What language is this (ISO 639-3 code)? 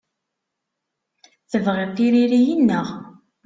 kab